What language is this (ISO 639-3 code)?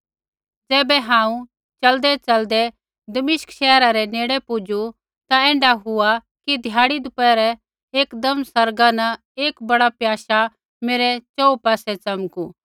kfx